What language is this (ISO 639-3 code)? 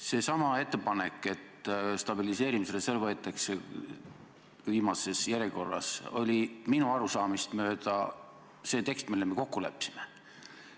est